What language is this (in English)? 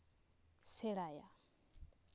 Santali